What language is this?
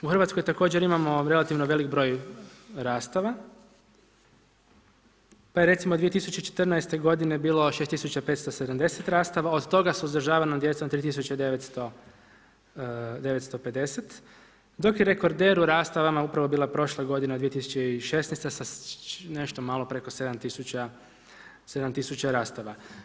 Croatian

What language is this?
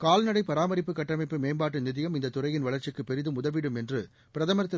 Tamil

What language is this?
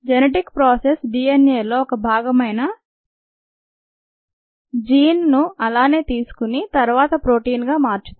Telugu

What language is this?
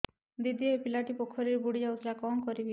Odia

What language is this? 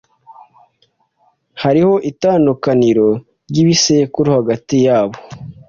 Kinyarwanda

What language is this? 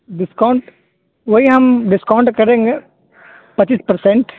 Urdu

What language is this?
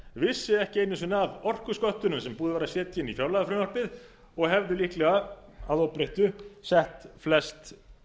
Icelandic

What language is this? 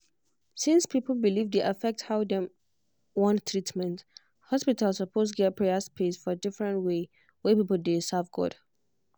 Nigerian Pidgin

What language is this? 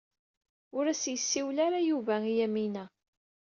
Kabyle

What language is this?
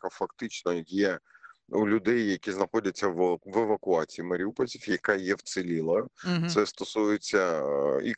Ukrainian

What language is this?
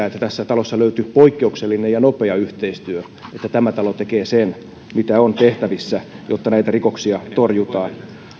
Finnish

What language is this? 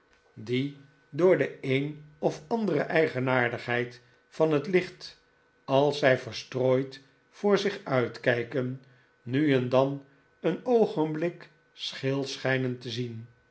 Dutch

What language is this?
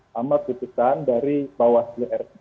Indonesian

